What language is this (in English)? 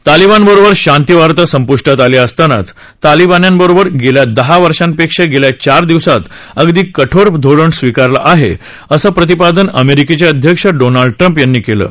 Marathi